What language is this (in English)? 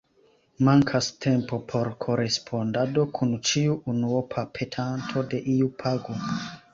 Esperanto